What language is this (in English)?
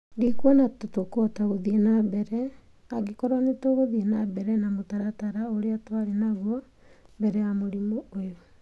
Kikuyu